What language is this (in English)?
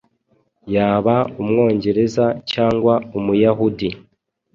Kinyarwanda